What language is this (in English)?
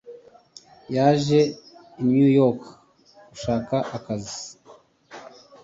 Kinyarwanda